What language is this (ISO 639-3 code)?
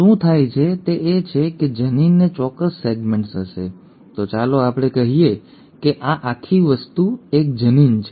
guj